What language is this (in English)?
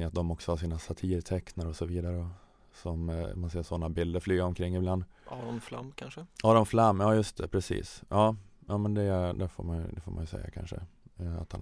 Swedish